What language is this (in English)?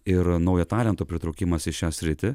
Lithuanian